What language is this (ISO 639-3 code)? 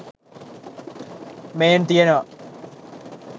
sin